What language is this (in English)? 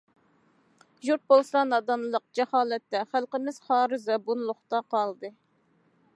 Uyghur